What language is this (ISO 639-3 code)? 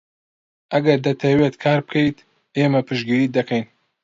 ckb